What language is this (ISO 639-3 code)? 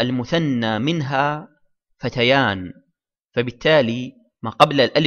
ara